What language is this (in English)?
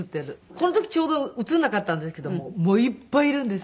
Japanese